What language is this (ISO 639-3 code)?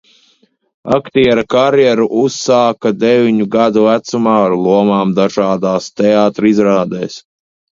lav